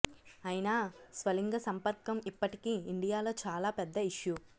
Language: Telugu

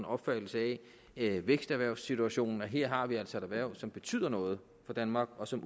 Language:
Danish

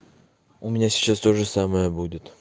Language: Russian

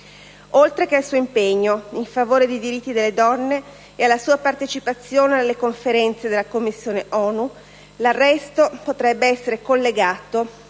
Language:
Italian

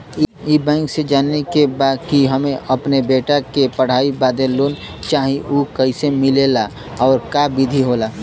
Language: Bhojpuri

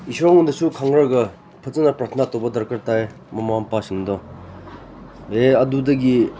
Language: Manipuri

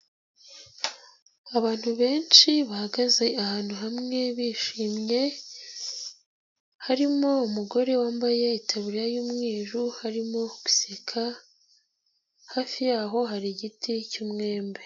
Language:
Kinyarwanda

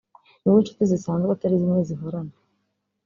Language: Kinyarwanda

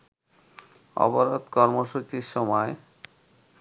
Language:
Bangla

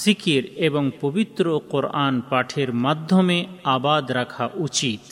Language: Bangla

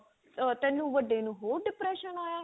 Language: Punjabi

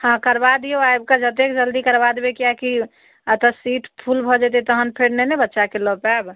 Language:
Maithili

